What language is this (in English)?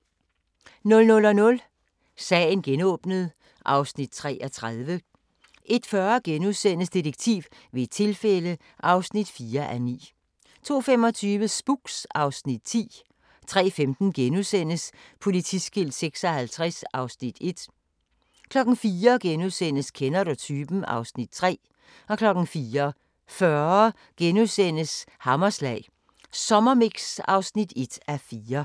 Danish